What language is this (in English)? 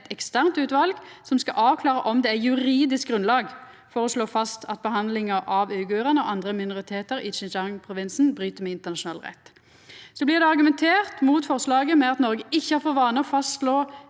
Norwegian